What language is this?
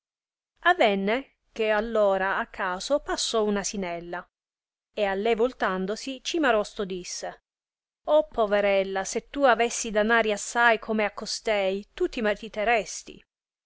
Italian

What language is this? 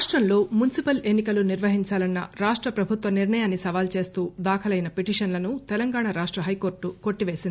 Telugu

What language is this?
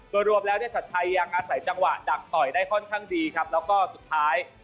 Thai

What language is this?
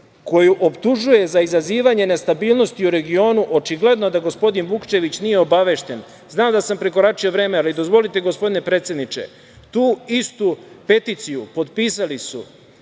Serbian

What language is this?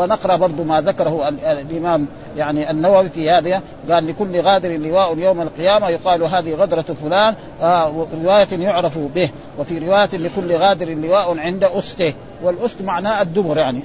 Arabic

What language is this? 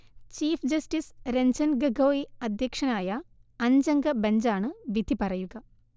Malayalam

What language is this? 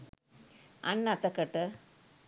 Sinhala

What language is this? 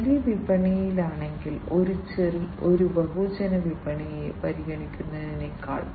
Malayalam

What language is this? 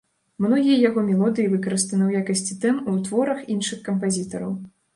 Belarusian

